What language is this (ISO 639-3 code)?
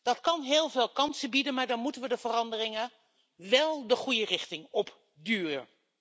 nld